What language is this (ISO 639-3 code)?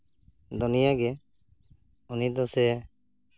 sat